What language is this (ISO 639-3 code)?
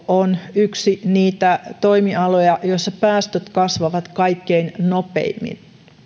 fin